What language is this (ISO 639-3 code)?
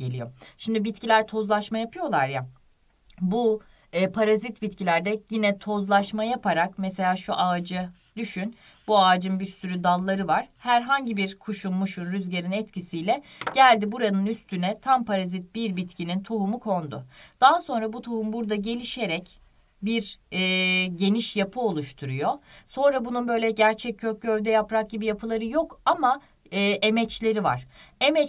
tur